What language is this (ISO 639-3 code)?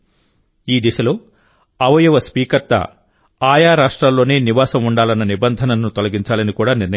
tel